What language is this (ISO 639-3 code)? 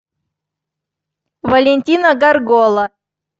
rus